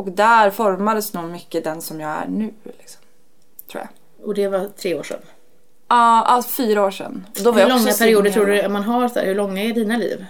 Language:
Swedish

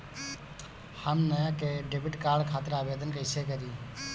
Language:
Bhojpuri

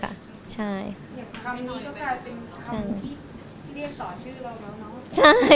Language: Thai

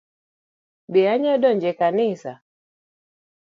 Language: Luo (Kenya and Tanzania)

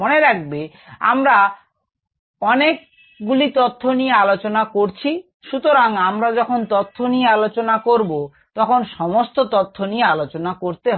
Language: Bangla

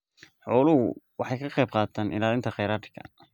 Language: Somali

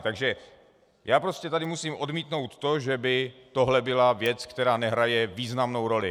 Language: Czech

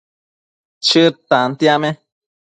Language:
Matsés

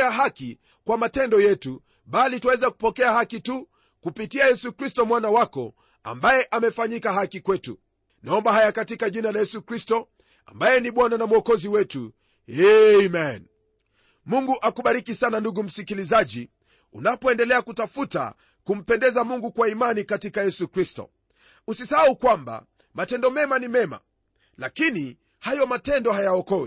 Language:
Swahili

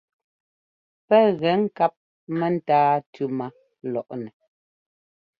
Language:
Ngomba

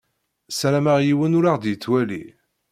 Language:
Kabyle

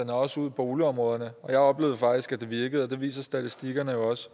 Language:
Danish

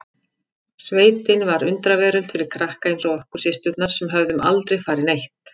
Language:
Icelandic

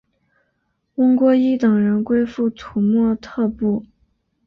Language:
Chinese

